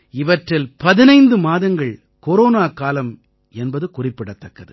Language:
Tamil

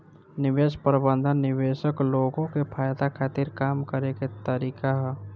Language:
Bhojpuri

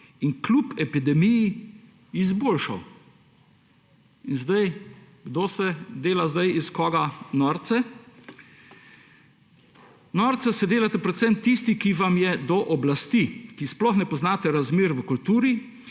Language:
Slovenian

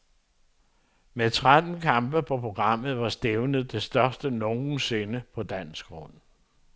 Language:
Danish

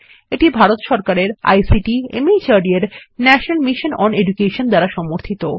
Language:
Bangla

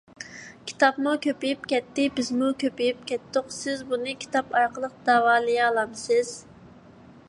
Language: Uyghur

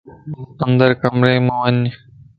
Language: Lasi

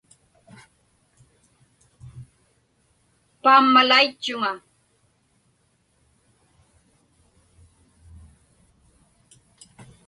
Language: Inupiaq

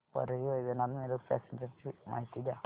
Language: Marathi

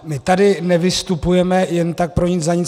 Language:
Czech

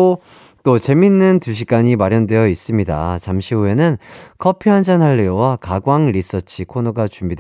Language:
Korean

